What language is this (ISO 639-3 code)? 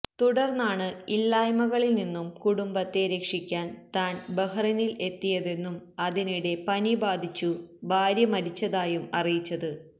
mal